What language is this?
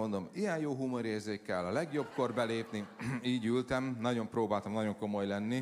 Hungarian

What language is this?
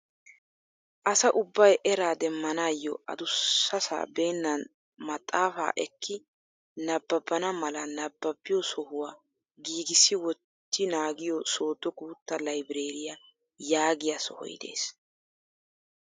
Wolaytta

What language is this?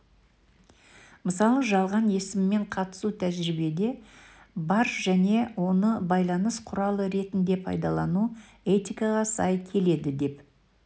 Kazakh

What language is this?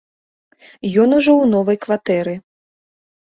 Belarusian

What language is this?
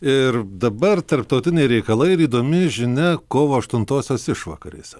Lithuanian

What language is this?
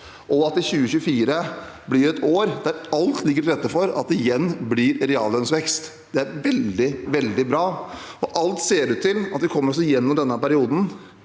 Norwegian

